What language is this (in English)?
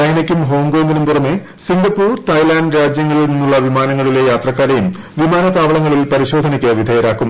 Malayalam